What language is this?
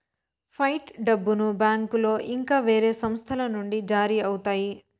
Telugu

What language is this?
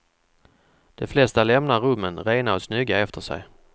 Swedish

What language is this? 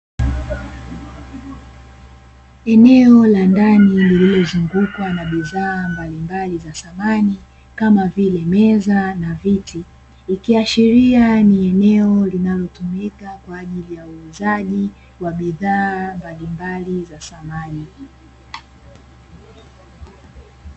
Swahili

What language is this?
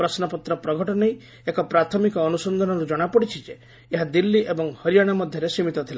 Odia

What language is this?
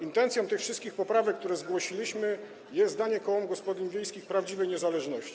Polish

